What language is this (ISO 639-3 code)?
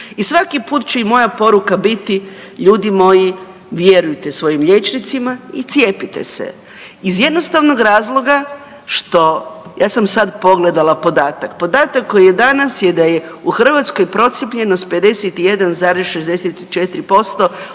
hrv